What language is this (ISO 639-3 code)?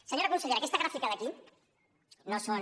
cat